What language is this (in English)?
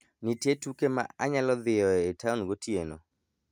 Luo (Kenya and Tanzania)